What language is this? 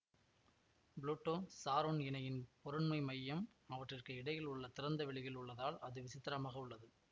Tamil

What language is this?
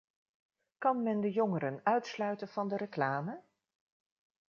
Dutch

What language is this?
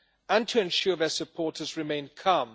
English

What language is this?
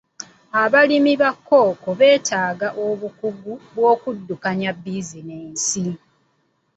Ganda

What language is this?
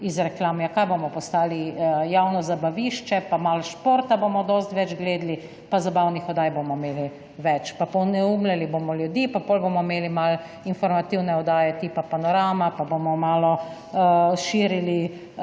Slovenian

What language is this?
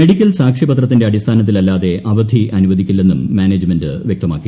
Malayalam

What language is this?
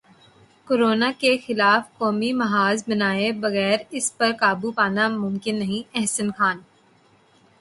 Urdu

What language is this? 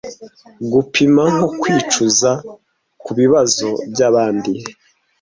Kinyarwanda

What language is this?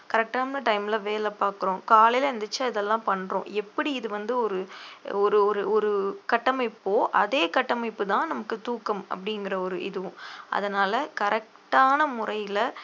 Tamil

